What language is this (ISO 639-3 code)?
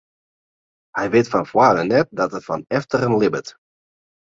fry